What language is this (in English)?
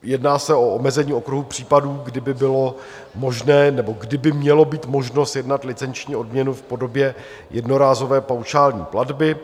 Czech